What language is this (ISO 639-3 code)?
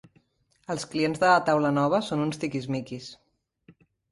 cat